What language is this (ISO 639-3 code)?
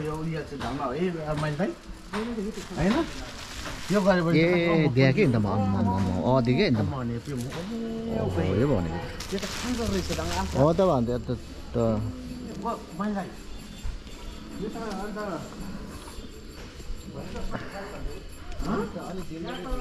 ara